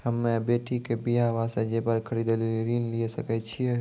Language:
Maithili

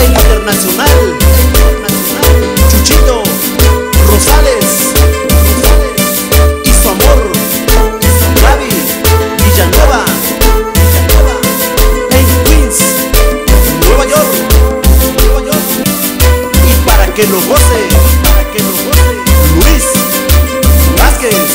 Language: Spanish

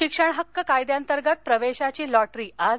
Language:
Marathi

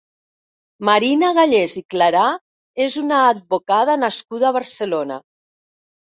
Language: Catalan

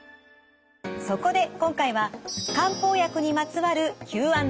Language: Japanese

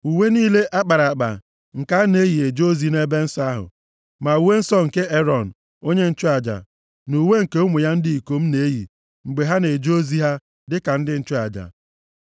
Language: Igbo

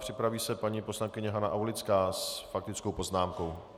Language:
Czech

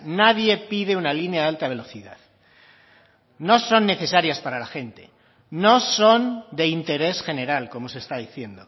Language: Spanish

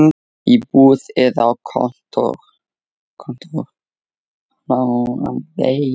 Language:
Icelandic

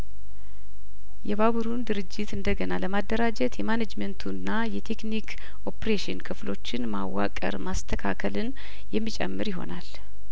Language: Amharic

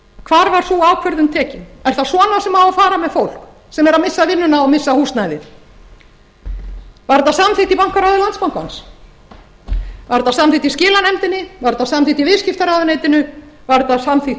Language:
Icelandic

